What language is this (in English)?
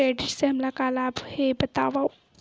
Chhattisgarhi